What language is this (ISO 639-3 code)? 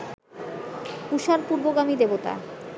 ben